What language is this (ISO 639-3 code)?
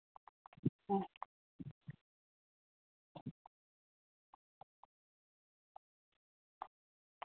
sat